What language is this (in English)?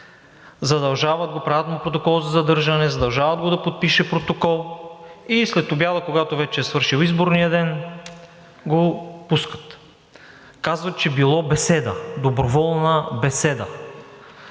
Bulgarian